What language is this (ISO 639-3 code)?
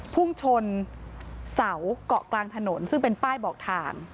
tha